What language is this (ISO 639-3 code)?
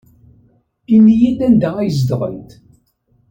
kab